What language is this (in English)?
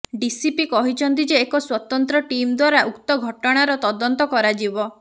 Odia